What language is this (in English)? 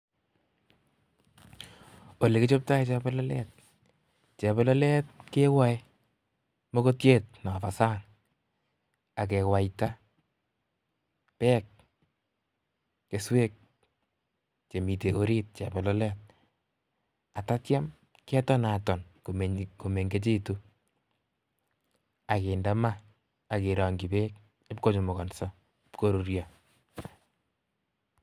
Kalenjin